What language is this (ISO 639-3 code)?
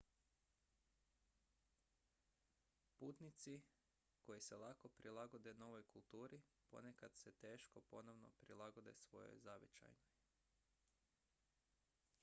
hrv